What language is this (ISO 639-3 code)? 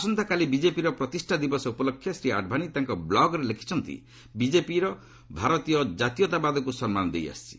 ori